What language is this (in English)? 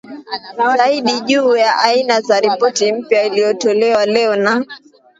Swahili